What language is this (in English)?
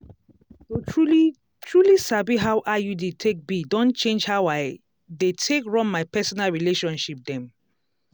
Nigerian Pidgin